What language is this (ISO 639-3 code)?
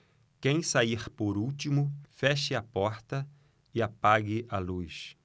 por